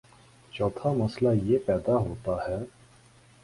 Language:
Urdu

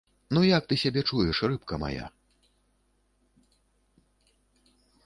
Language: Belarusian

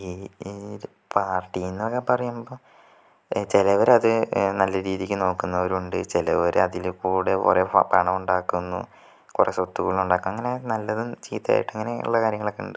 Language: Malayalam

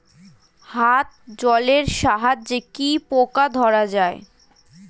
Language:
Bangla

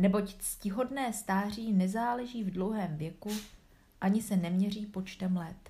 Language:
Czech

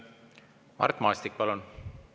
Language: Estonian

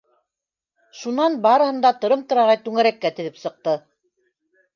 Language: Bashkir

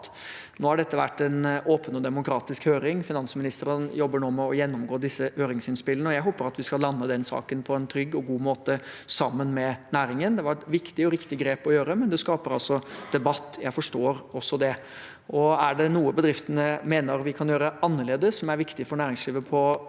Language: Norwegian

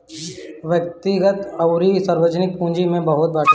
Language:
Bhojpuri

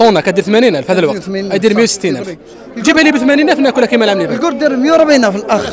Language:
Arabic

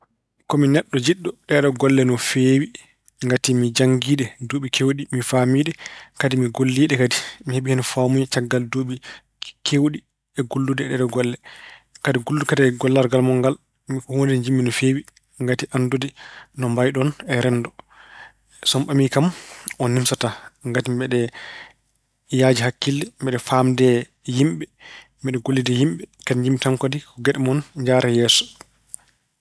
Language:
Fula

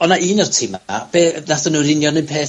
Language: Welsh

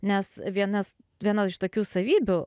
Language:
Lithuanian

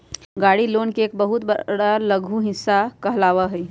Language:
Magahi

